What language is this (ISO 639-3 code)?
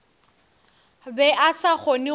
nso